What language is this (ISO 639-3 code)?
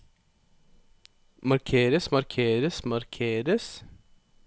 nor